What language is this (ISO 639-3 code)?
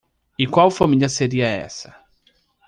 por